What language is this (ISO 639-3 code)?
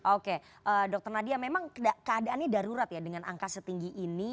ind